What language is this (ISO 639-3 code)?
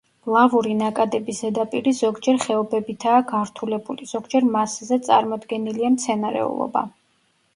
kat